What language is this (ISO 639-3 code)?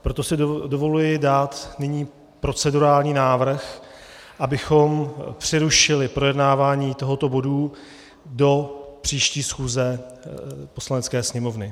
ces